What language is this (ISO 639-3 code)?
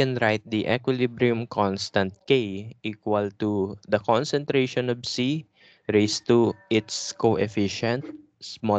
fil